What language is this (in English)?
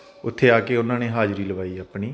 Punjabi